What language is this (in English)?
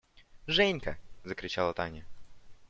Russian